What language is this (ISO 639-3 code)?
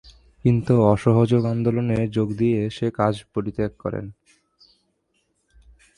ben